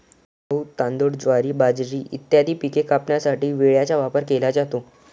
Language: Marathi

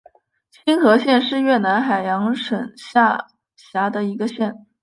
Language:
Chinese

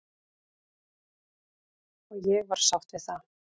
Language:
Icelandic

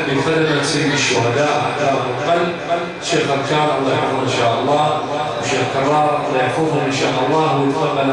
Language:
Arabic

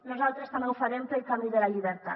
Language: Catalan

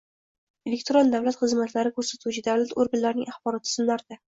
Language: Uzbek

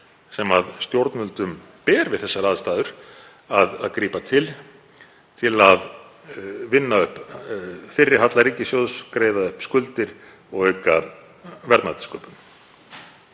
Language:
Icelandic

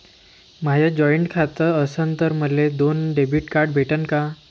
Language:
Marathi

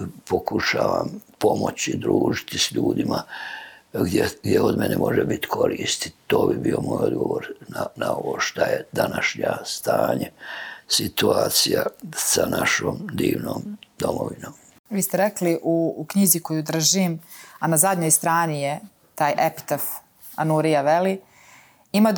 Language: Croatian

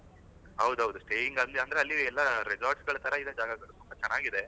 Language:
Kannada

